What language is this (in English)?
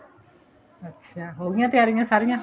Punjabi